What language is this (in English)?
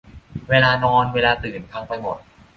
Thai